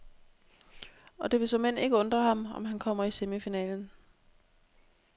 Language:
Danish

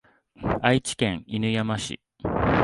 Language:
Japanese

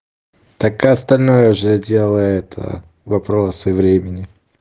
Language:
Russian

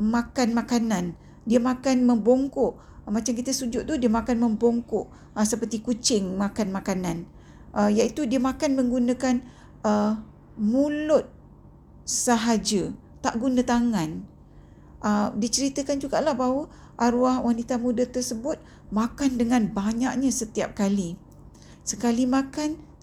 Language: Malay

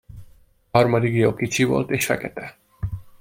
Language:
Hungarian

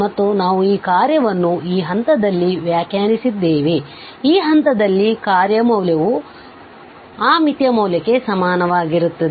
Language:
Kannada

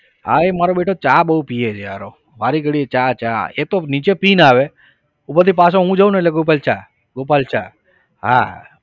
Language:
Gujarati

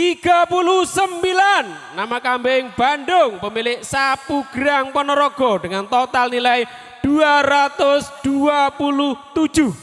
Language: Indonesian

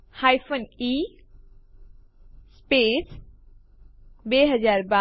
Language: Gujarati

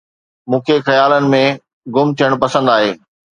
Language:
Sindhi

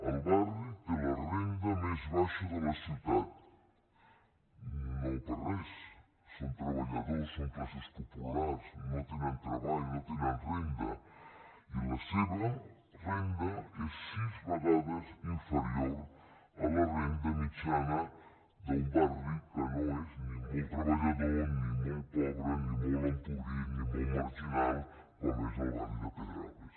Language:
Catalan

